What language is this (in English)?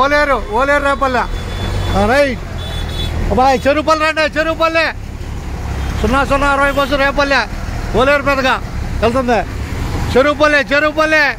Arabic